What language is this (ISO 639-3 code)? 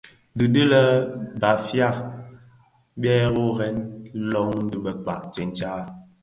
ksf